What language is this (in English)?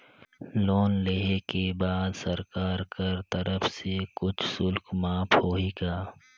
Chhattisgarhi